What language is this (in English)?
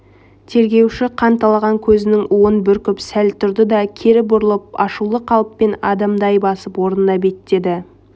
Kazakh